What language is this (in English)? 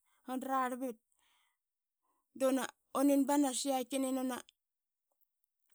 Qaqet